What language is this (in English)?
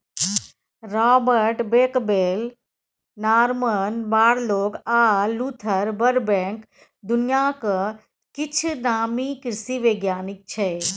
Maithili